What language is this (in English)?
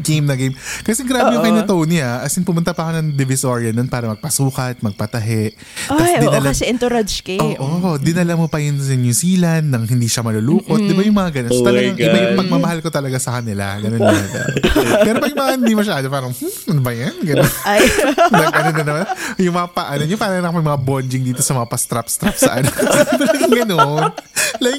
Filipino